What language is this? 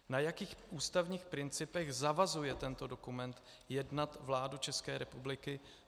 Czech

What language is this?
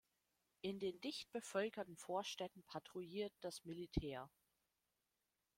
German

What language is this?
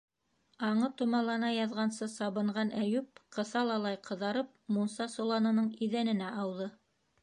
Bashkir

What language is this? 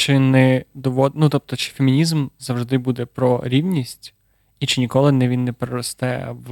Ukrainian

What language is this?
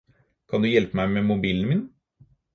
Norwegian Bokmål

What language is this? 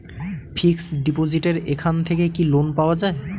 Bangla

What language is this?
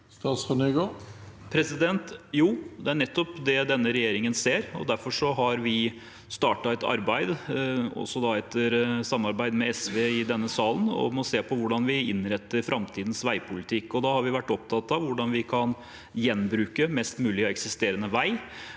Norwegian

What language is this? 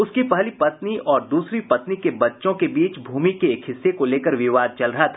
Hindi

